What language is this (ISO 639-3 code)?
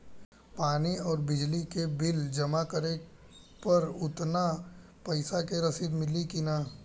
bho